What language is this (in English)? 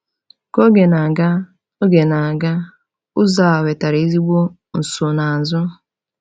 Igbo